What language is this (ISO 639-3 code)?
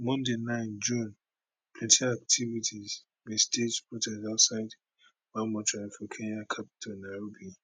pcm